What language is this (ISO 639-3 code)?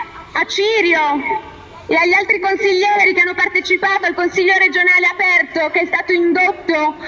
ita